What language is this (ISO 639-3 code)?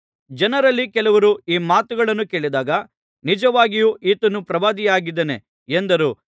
kan